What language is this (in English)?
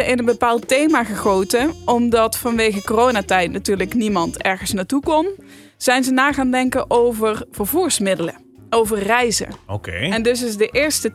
Dutch